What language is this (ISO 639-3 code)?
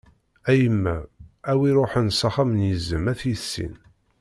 kab